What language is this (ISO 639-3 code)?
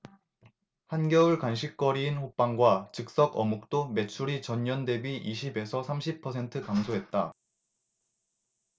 kor